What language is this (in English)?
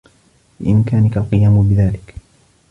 Arabic